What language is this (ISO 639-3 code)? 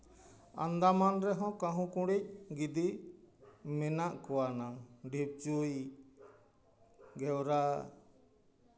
sat